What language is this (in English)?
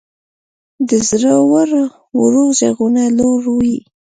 Pashto